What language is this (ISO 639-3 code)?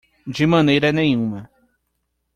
por